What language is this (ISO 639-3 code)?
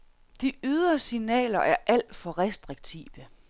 dan